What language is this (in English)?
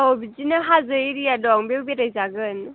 Bodo